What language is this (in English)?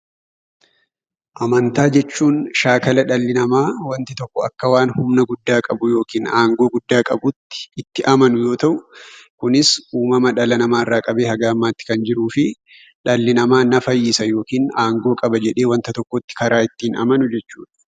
Oromo